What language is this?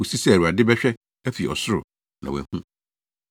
Akan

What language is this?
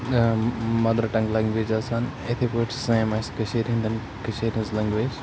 Kashmiri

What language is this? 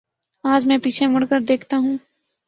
Urdu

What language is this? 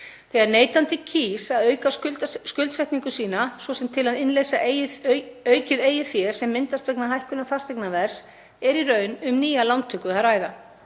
Icelandic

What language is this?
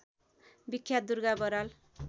Nepali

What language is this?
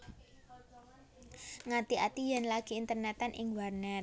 Javanese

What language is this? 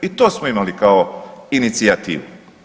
Croatian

